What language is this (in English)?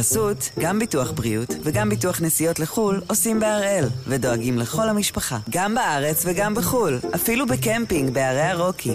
Hebrew